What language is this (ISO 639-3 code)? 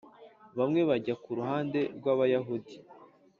kin